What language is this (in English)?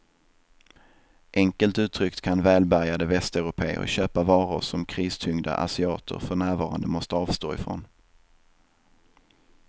Swedish